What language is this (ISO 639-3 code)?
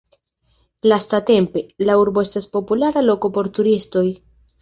epo